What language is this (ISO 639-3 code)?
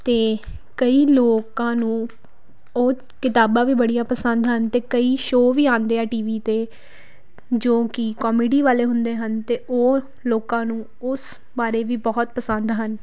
pan